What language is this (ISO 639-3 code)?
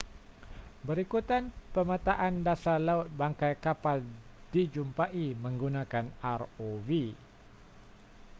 msa